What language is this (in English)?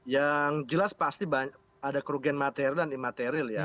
Indonesian